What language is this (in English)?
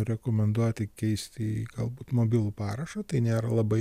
Lithuanian